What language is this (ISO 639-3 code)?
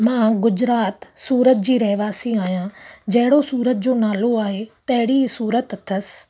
snd